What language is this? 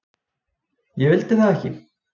Icelandic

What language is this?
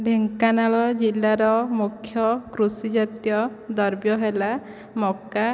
Odia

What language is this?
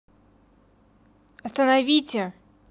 Russian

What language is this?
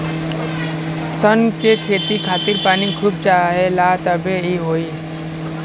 Bhojpuri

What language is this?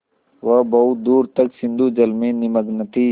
Hindi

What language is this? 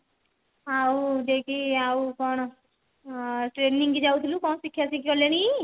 Odia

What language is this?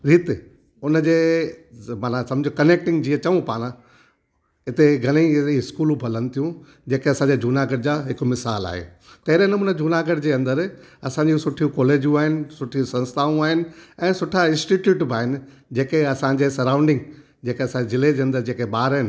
Sindhi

